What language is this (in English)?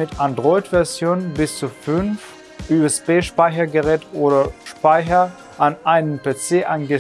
German